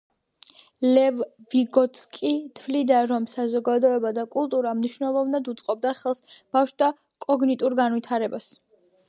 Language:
Georgian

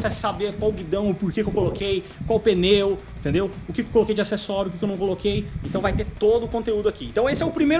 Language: Portuguese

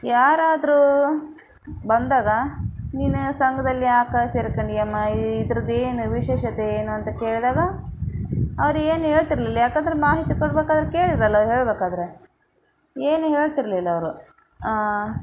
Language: Kannada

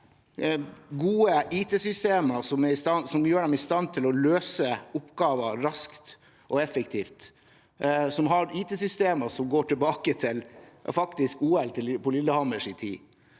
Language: Norwegian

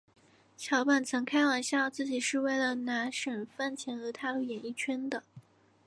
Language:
Chinese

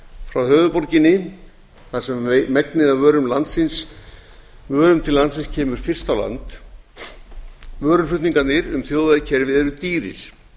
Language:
Icelandic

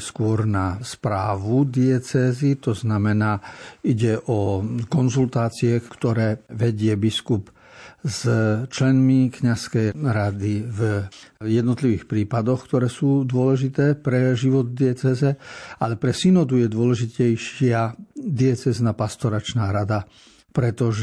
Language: Slovak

